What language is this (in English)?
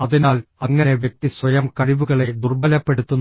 Malayalam